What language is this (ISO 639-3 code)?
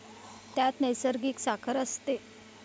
mar